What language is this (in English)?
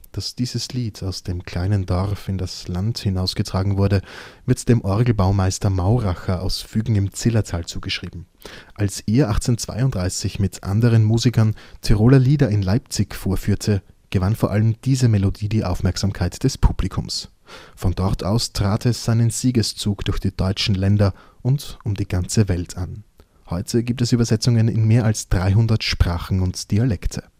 German